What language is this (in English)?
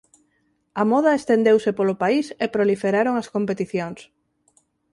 Galician